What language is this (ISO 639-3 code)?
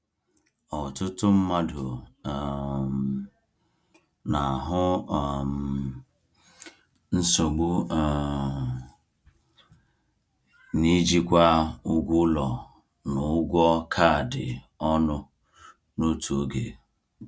ibo